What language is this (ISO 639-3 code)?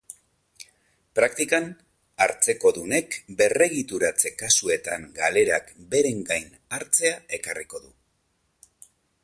eus